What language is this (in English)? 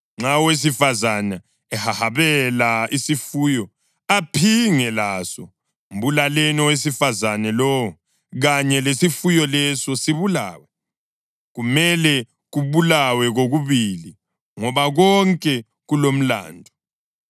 North Ndebele